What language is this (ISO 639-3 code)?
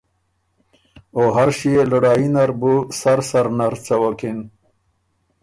oru